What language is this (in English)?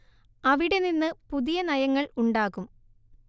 Malayalam